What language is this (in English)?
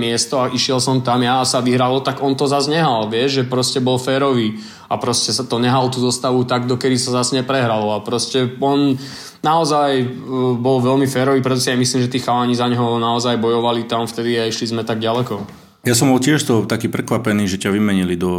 Slovak